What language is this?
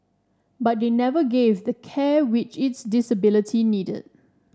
English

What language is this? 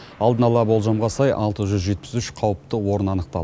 Kazakh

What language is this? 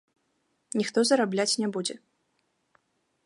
Belarusian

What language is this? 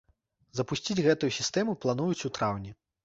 Belarusian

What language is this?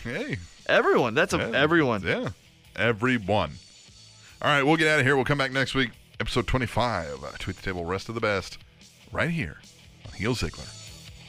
English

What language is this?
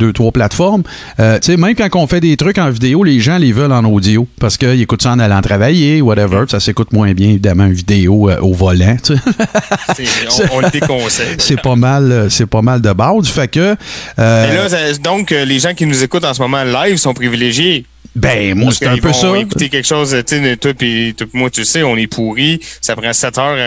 French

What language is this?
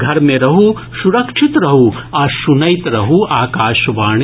Maithili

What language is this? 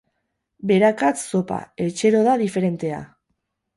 Basque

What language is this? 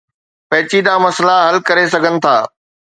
Sindhi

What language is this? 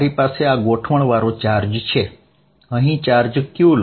Gujarati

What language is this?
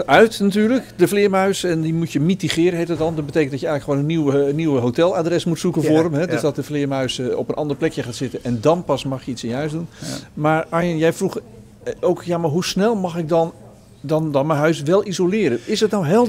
Dutch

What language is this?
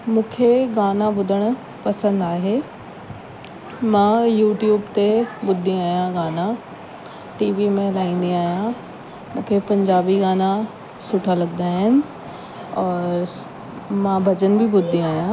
Sindhi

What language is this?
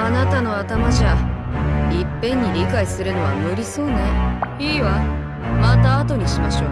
Japanese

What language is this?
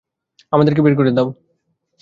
Bangla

